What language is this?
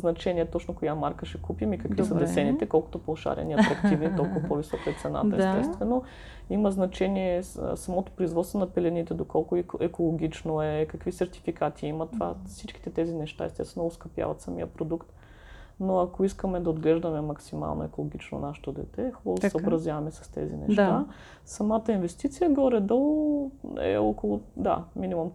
Bulgarian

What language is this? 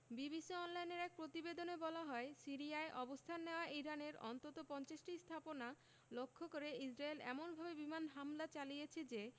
Bangla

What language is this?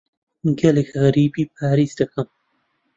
Central Kurdish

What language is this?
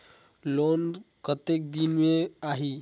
Chhattisgarhi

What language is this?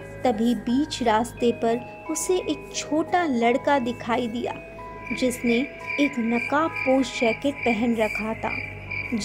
Hindi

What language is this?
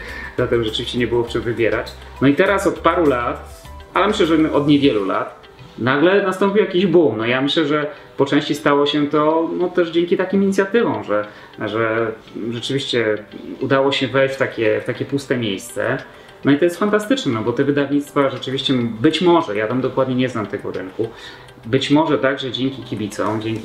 Polish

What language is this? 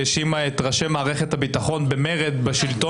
Hebrew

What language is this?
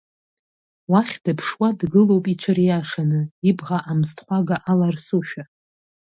Abkhazian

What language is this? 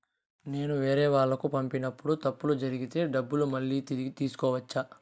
Telugu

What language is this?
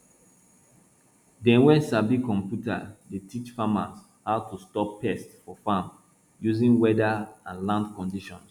Nigerian Pidgin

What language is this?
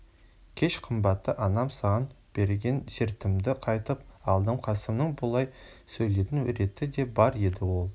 Kazakh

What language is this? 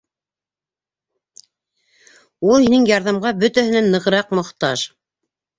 Bashkir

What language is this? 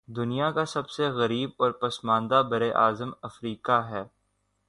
Urdu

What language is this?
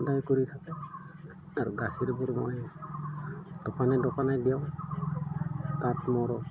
Assamese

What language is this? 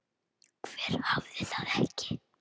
Icelandic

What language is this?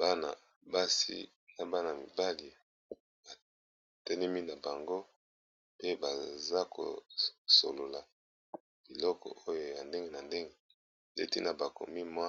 Lingala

